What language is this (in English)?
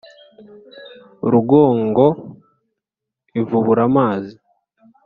Kinyarwanda